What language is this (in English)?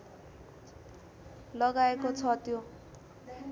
Nepali